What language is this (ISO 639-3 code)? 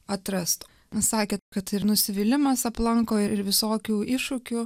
lit